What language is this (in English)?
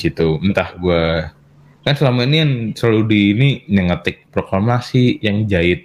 Indonesian